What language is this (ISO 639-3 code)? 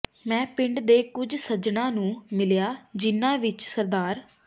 pan